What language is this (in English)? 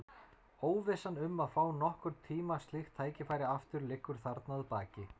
Icelandic